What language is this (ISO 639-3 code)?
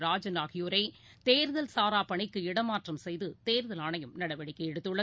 tam